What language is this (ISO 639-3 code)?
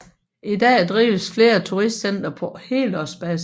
dan